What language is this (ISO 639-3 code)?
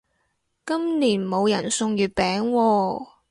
yue